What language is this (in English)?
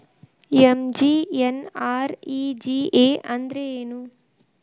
Kannada